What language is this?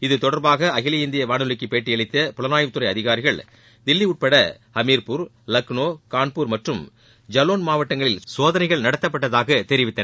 Tamil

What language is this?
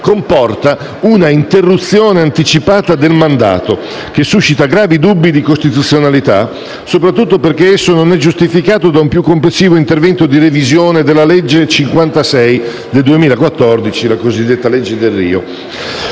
Italian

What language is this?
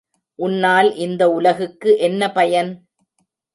Tamil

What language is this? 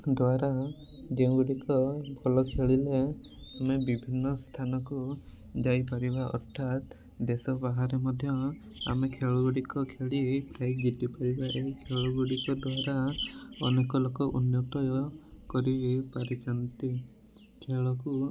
Odia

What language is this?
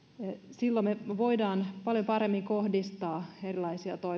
Finnish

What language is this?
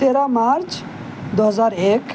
Urdu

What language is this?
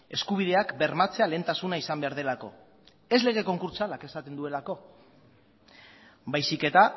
Basque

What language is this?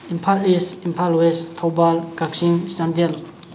Manipuri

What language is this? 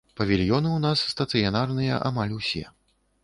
Belarusian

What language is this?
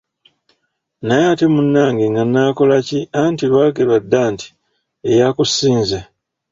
Ganda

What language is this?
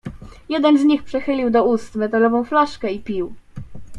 Polish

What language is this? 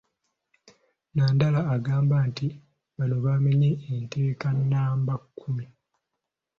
Ganda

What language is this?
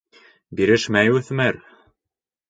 Bashkir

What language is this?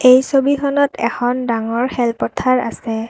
Assamese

